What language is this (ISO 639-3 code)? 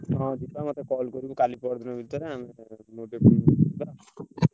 ori